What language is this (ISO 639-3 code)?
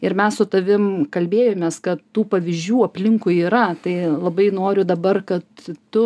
lit